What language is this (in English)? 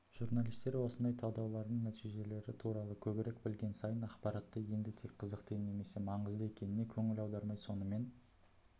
Kazakh